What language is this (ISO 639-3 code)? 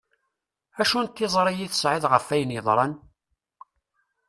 kab